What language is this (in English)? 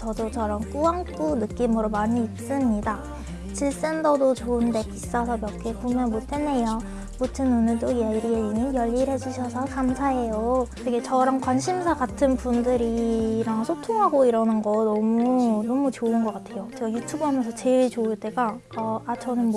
Korean